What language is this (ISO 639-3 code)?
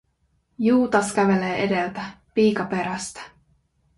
fin